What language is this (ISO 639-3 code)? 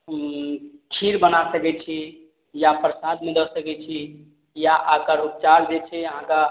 mai